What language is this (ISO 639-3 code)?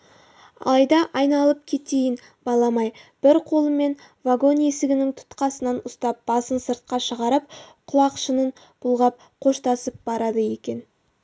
kaz